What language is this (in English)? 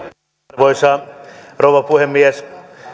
Finnish